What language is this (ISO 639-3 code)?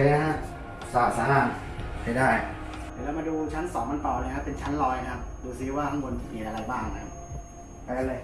tha